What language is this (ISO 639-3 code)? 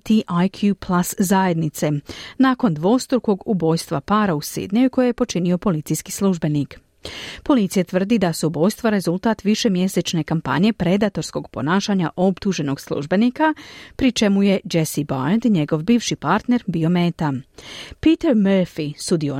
hrv